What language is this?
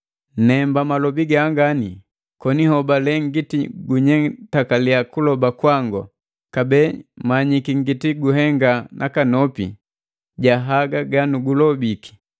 Matengo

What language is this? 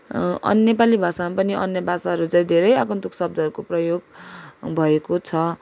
Nepali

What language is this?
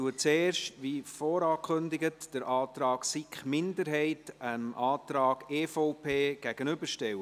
Swiss German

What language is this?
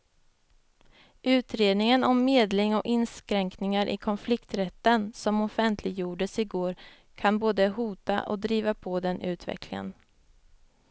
Swedish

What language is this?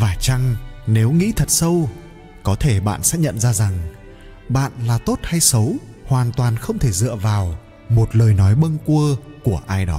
Vietnamese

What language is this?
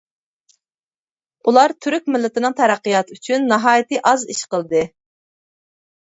Uyghur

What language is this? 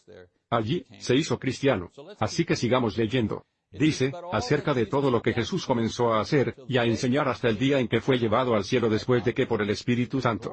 Spanish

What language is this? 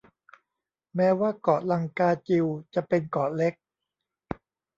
Thai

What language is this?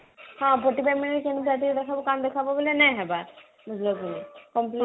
Odia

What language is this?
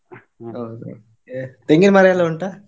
Kannada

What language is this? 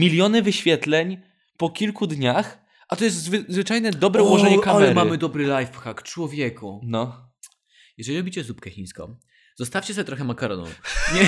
Polish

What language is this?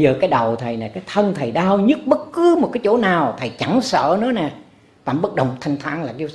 Vietnamese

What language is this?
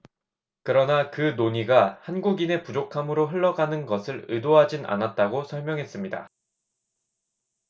Korean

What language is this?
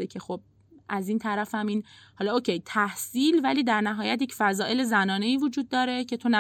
Persian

